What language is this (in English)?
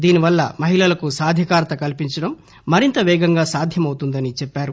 Telugu